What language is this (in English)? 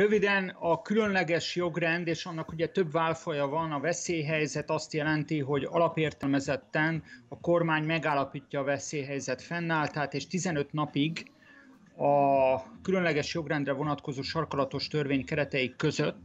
Hungarian